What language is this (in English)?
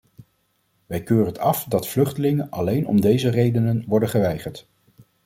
Dutch